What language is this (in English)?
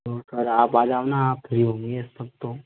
Hindi